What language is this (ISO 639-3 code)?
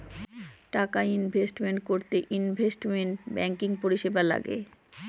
ben